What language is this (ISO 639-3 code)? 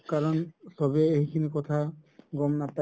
asm